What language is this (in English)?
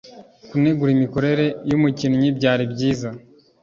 Kinyarwanda